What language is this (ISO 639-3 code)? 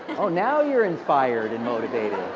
eng